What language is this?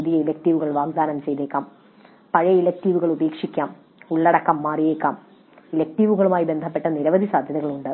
Malayalam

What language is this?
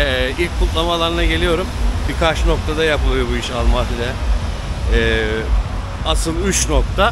Turkish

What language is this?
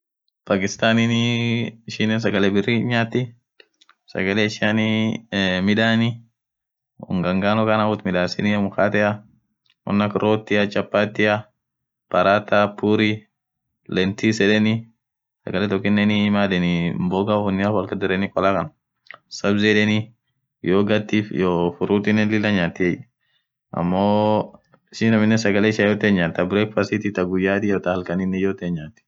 Orma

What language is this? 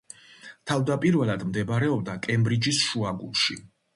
Georgian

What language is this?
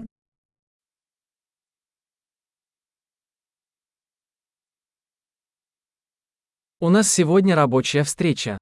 Russian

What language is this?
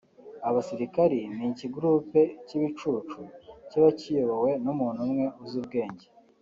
Kinyarwanda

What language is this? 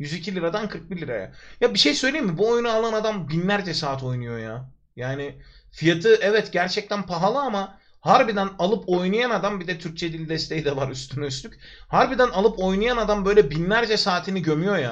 Turkish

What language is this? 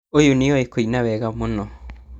Kikuyu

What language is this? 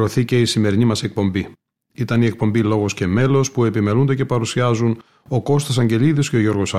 Greek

